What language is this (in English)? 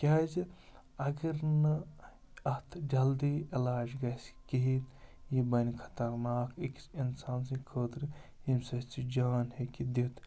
Kashmiri